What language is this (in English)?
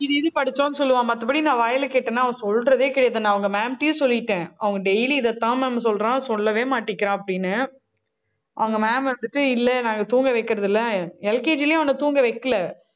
Tamil